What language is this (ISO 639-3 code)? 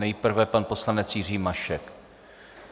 ces